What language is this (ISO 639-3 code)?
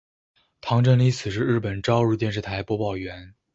zho